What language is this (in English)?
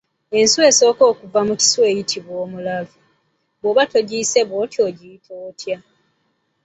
Ganda